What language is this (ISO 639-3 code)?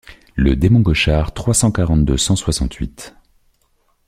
fra